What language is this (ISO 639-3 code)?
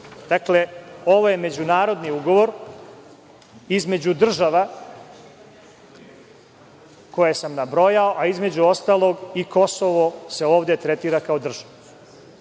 srp